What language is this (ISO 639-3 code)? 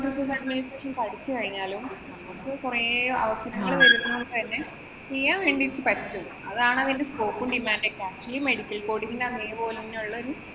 mal